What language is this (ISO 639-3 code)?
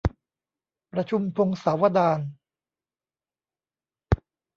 tha